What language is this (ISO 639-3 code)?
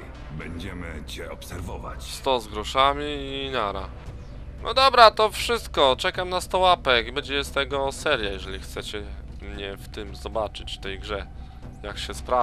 pol